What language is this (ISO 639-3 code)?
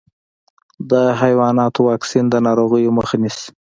pus